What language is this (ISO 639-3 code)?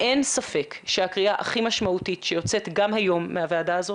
heb